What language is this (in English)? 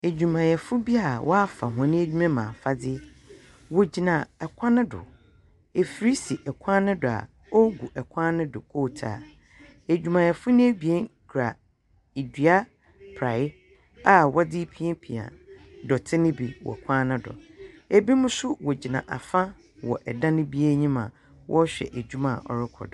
Akan